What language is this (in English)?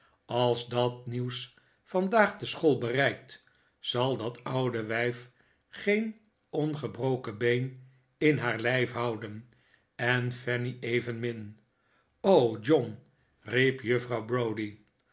Dutch